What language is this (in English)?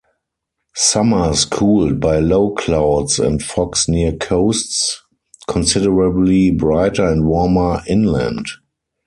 English